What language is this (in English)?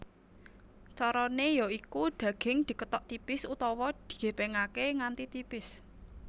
Javanese